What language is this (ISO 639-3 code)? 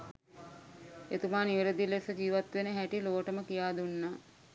sin